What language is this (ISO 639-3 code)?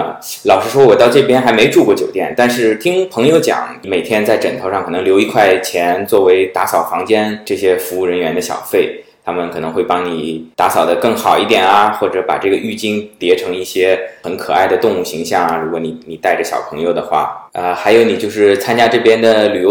zho